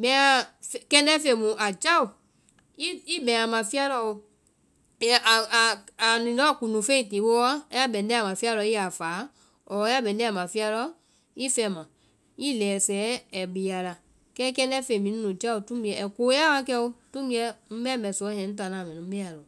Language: Vai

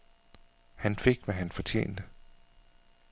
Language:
Danish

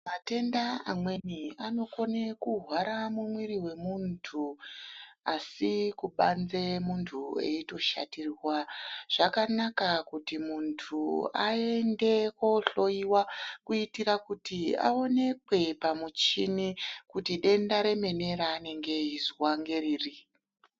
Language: Ndau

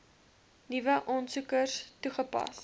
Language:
Afrikaans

